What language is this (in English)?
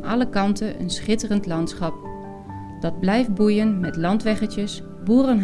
Dutch